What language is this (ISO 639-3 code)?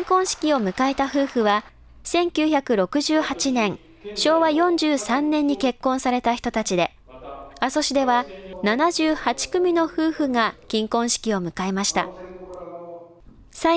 jpn